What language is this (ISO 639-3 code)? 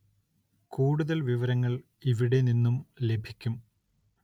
mal